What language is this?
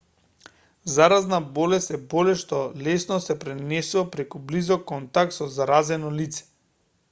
Macedonian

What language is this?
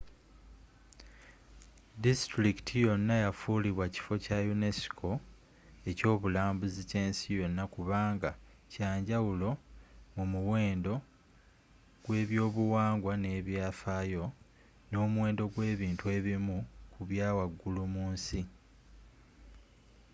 Ganda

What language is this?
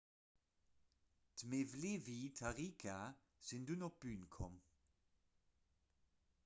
Luxembourgish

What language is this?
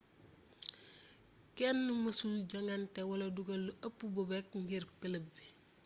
Wolof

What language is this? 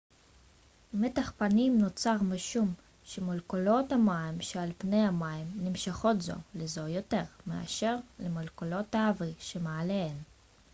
Hebrew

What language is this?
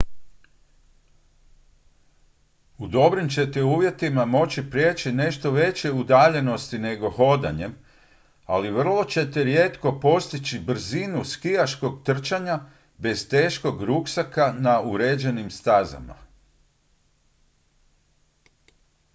Croatian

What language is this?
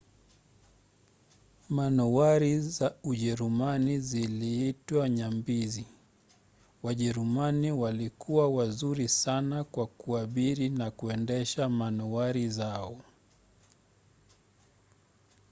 Swahili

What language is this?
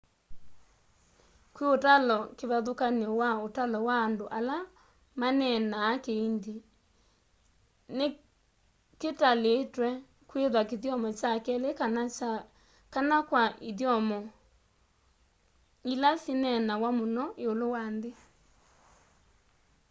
Kamba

